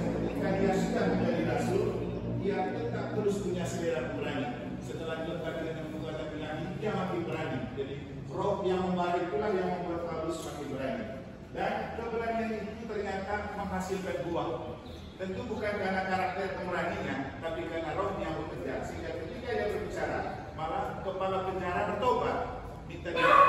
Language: Indonesian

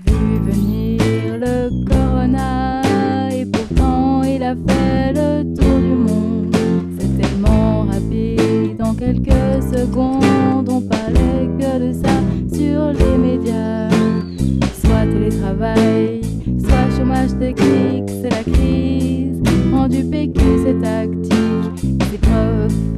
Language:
French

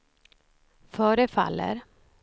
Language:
Swedish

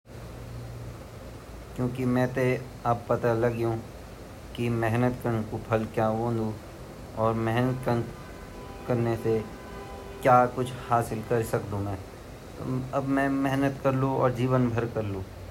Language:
Garhwali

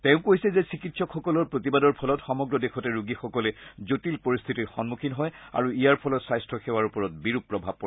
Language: Assamese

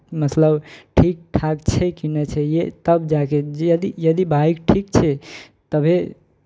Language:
Maithili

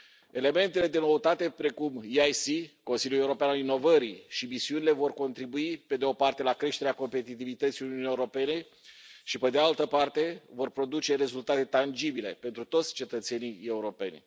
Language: Romanian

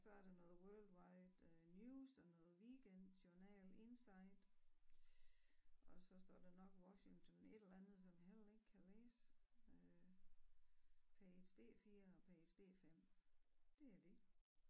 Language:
Danish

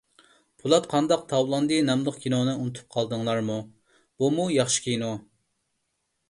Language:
Uyghur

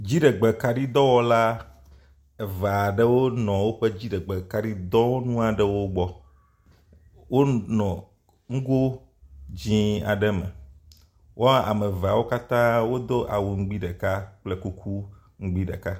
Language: Ewe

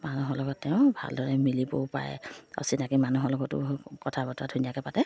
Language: Assamese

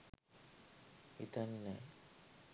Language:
Sinhala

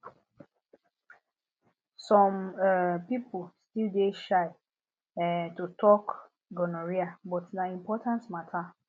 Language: Nigerian Pidgin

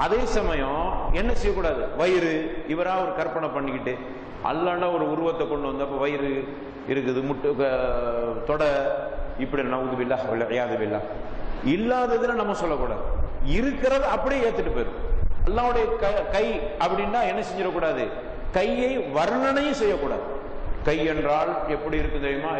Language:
Arabic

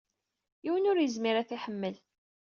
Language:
Kabyle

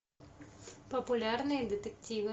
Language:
Russian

